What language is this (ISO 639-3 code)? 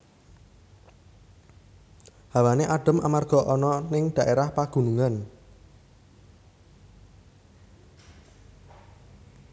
jav